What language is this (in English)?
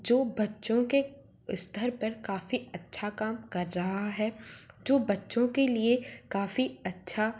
Hindi